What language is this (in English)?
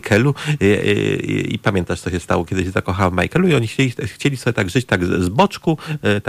Polish